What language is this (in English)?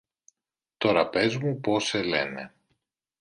Greek